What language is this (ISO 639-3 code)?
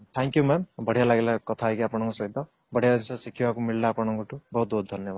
ori